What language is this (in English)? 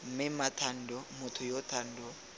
Tswana